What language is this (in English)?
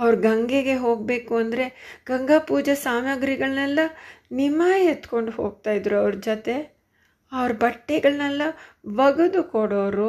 Kannada